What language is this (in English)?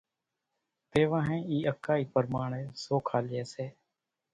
Kachi Koli